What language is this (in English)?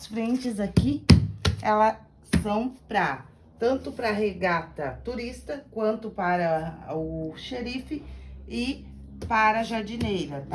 Portuguese